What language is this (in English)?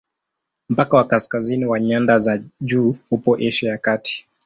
Swahili